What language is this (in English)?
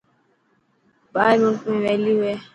Dhatki